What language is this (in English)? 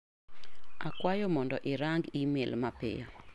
Luo (Kenya and Tanzania)